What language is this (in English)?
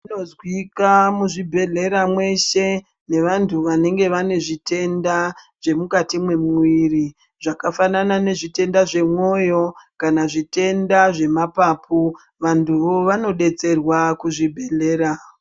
Ndau